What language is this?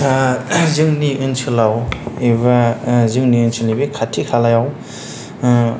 Bodo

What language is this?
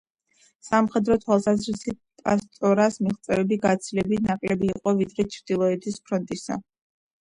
Georgian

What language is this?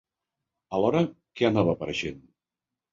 Catalan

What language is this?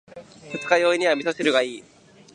Japanese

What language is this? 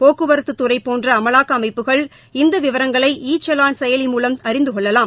Tamil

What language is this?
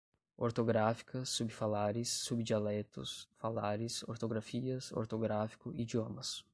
Portuguese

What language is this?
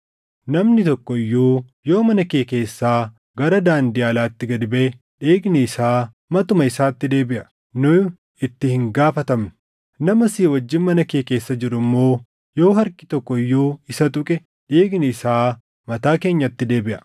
Oromo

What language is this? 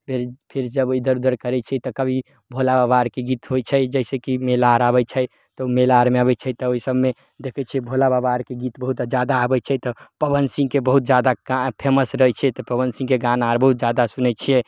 Maithili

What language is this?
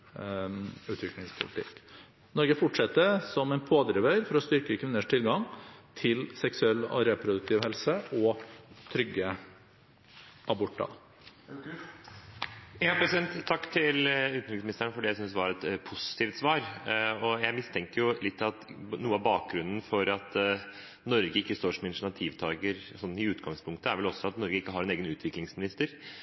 Norwegian Bokmål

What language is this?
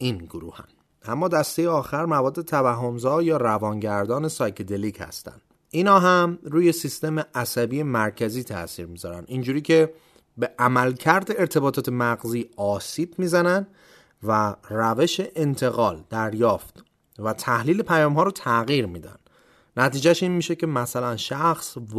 Persian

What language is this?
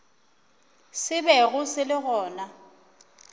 Northern Sotho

